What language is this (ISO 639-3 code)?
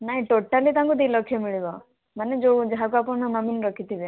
ori